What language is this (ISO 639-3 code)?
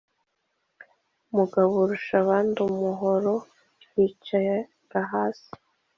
kin